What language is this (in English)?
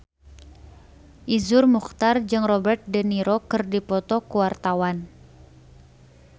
Sundanese